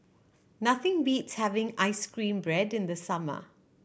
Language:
English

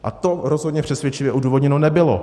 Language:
Czech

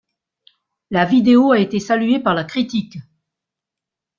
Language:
French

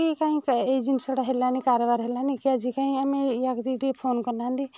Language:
Odia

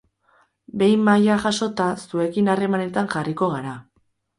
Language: Basque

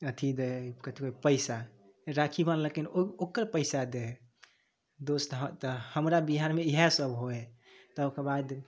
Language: Maithili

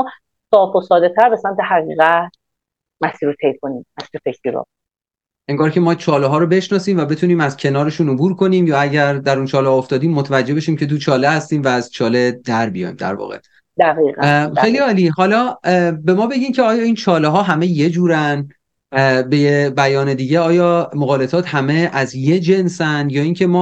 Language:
Persian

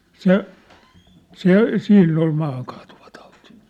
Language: Finnish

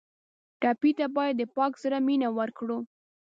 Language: Pashto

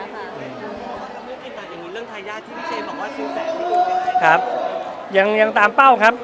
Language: Thai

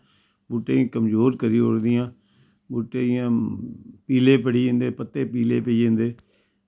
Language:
Dogri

